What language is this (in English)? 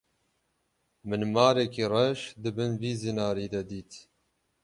Kurdish